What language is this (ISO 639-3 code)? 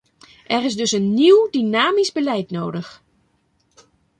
nld